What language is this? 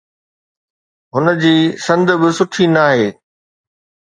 Sindhi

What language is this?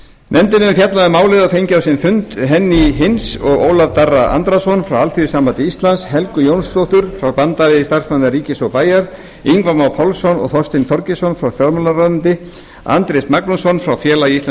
Icelandic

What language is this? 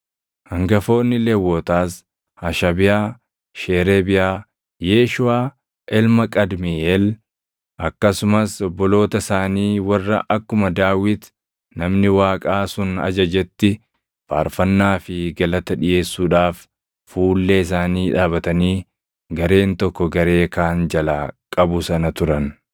Oromo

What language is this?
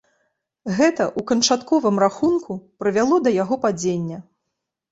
Belarusian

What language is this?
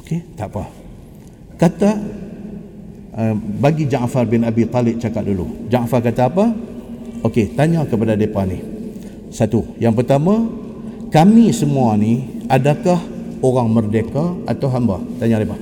Malay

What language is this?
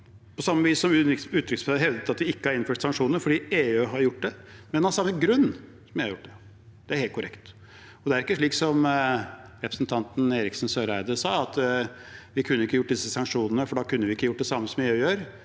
Norwegian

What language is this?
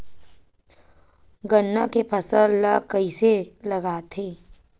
Chhattisgarhi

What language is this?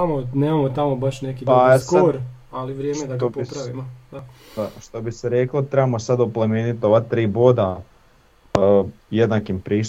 Croatian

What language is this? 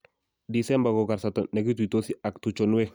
Kalenjin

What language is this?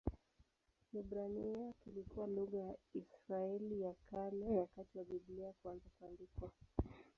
Swahili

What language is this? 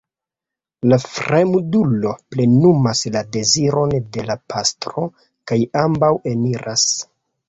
Esperanto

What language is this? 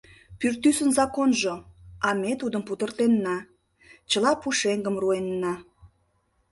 Mari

